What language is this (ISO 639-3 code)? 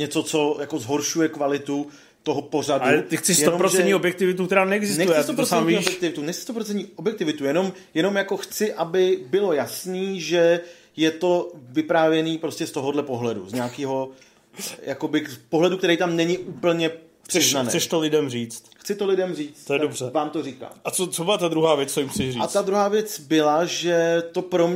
ces